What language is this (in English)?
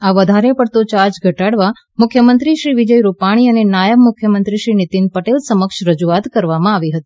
Gujarati